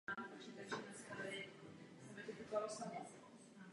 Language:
Czech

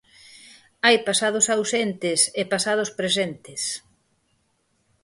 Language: Galician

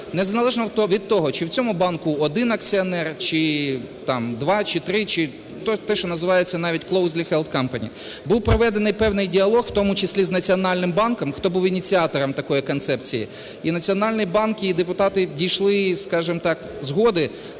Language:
Ukrainian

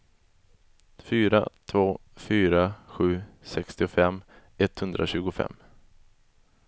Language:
Swedish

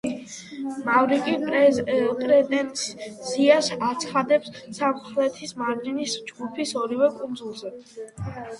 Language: Georgian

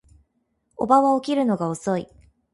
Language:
Japanese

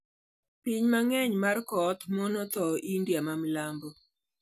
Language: Luo (Kenya and Tanzania)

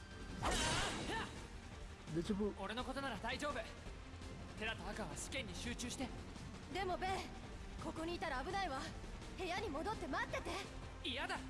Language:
Thai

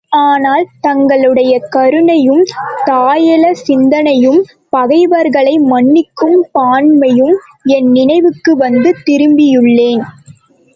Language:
Tamil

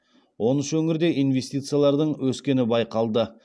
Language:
Kazakh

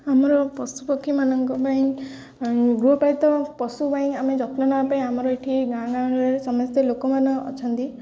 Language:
Odia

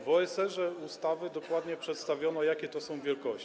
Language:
Polish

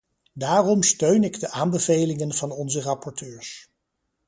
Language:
Dutch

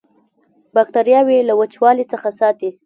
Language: Pashto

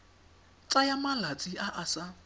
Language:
Tswana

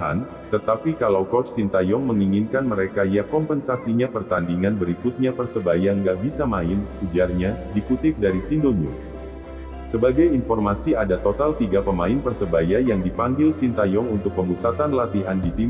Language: Indonesian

